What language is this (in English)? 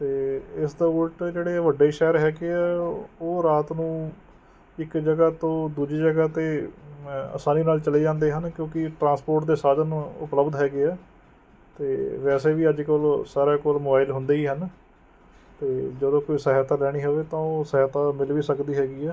Punjabi